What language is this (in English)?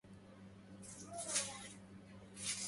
Arabic